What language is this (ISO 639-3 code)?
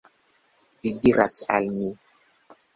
epo